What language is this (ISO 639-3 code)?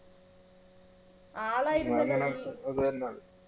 mal